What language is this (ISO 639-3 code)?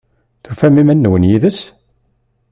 kab